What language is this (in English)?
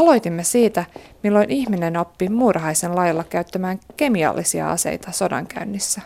Finnish